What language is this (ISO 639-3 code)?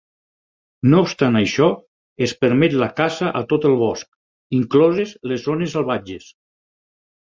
cat